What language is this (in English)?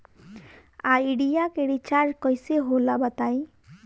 Bhojpuri